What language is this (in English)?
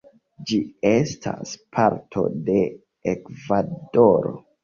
Esperanto